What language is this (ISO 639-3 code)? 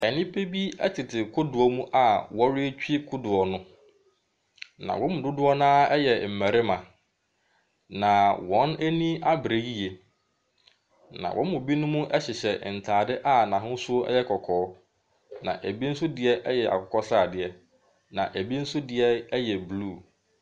aka